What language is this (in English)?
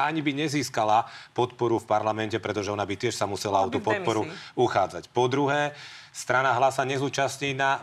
Slovak